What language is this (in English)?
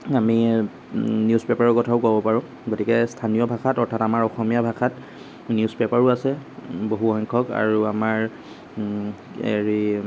Assamese